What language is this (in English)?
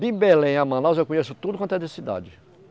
Portuguese